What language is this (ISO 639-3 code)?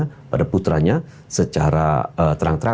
ind